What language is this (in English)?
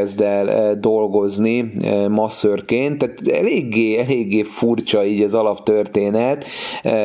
Hungarian